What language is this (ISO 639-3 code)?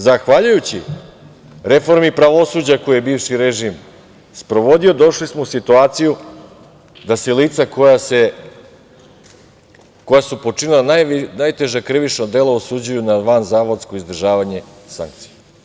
srp